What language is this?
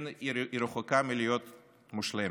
Hebrew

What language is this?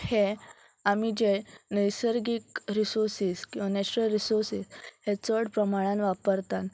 Konkani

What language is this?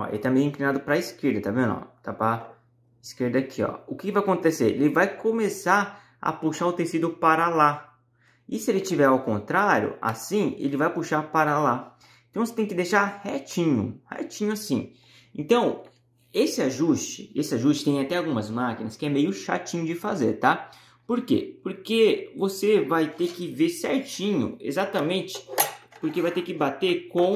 Portuguese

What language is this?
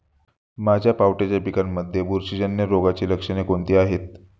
Marathi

